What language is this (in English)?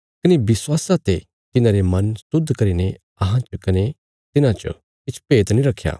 Bilaspuri